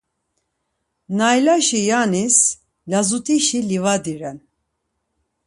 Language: Laz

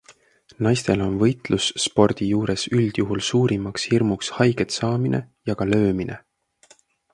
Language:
Estonian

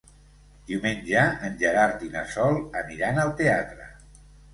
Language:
Catalan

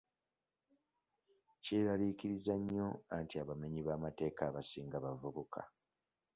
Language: Ganda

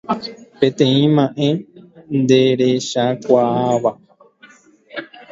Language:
Guarani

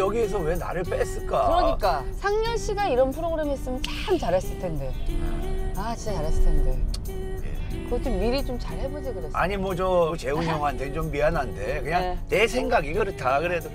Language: Korean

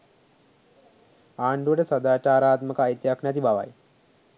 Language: Sinhala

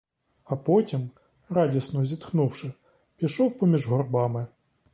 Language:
Ukrainian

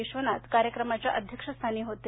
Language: Marathi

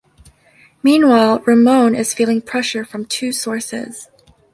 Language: English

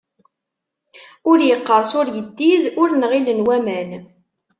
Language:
Kabyle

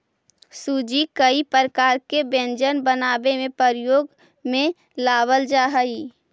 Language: Magahi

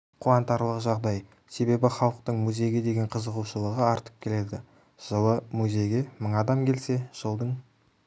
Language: Kazakh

